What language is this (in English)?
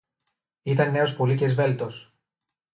Greek